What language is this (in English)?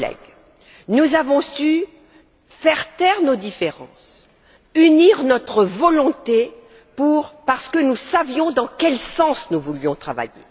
French